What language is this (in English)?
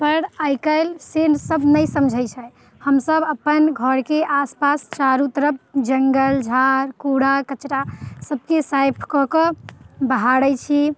Maithili